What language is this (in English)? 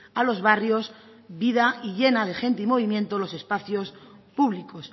Spanish